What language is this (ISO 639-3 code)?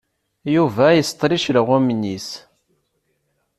kab